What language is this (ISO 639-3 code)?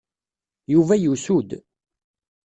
kab